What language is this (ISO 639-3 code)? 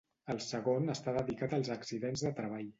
cat